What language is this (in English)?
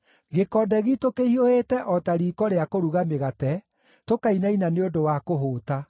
Kikuyu